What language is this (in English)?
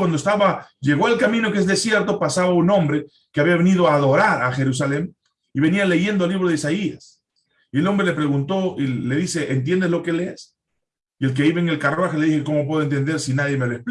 Spanish